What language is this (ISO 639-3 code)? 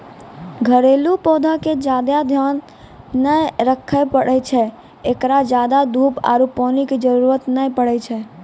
mai